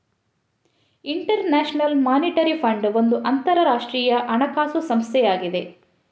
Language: Kannada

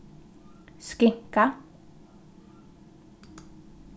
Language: Faroese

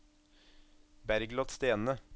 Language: Norwegian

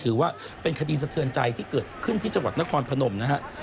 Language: Thai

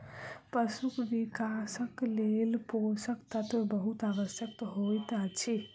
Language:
Maithili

